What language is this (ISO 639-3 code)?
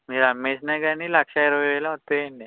tel